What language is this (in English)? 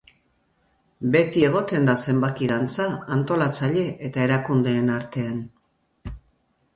Basque